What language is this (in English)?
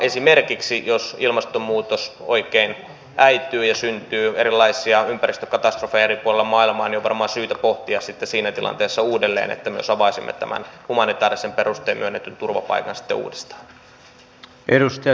Finnish